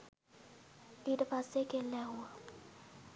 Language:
Sinhala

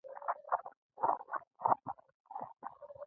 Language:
Pashto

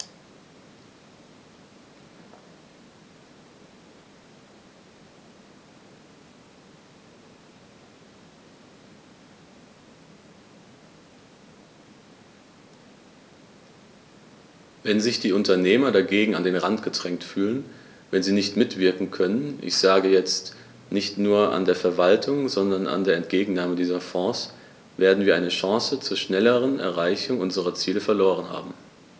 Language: German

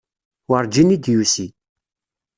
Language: Kabyle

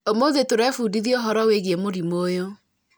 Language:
Kikuyu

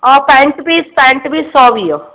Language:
Sindhi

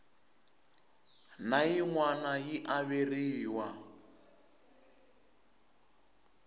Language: Tsonga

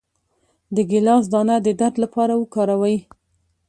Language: Pashto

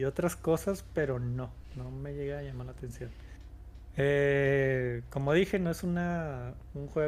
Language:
Spanish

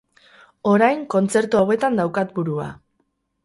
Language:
Basque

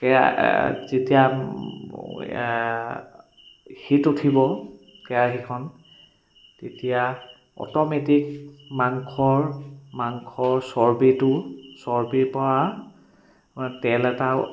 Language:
Assamese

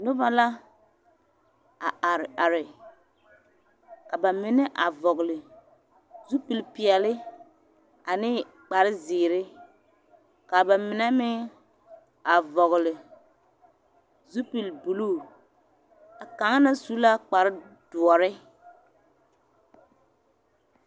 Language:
Southern Dagaare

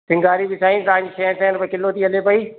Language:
Sindhi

